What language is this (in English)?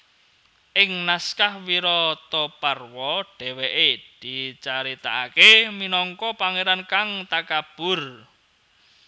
Javanese